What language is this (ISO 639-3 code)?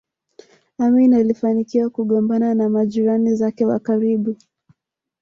swa